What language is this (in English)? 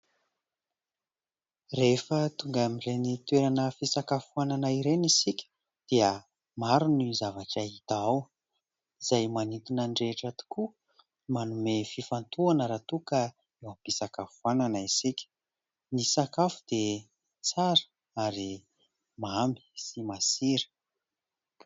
Malagasy